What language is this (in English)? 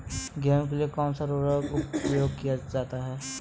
Hindi